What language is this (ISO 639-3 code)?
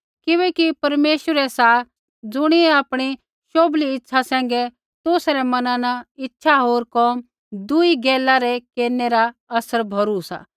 kfx